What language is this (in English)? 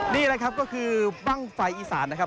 Thai